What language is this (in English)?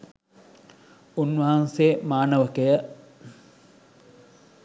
Sinhala